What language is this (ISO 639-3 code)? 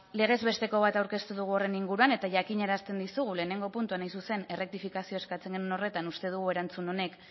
eus